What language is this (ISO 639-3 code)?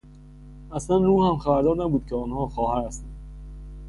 fas